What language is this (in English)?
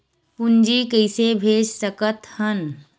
Chhattisgarhi